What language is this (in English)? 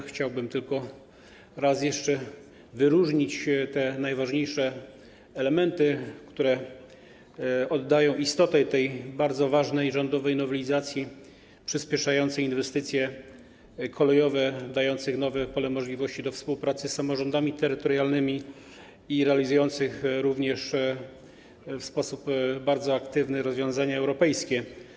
Polish